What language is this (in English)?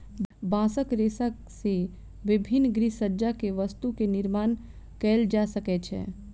Maithili